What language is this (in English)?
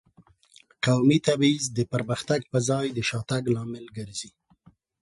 Pashto